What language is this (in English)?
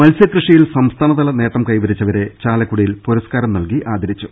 Malayalam